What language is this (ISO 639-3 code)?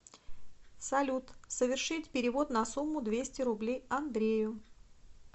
rus